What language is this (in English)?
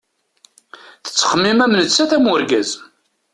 Kabyle